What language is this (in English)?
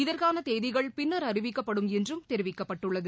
Tamil